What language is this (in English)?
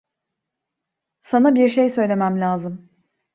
Turkish